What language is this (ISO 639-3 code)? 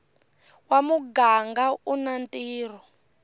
tso